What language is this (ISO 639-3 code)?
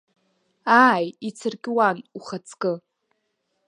abk